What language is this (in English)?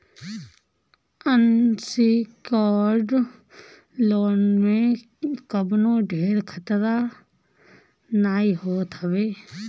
Bhojpuri